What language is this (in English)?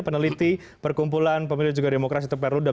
Indonesian